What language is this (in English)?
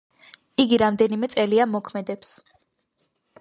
Georgian